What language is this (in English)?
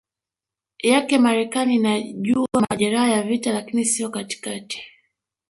Swahili